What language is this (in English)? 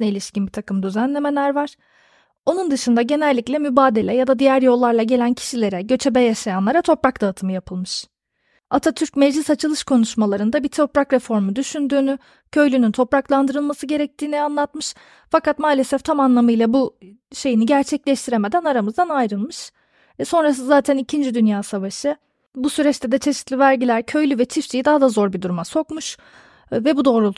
Turkish